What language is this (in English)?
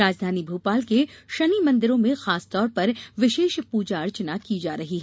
Hindi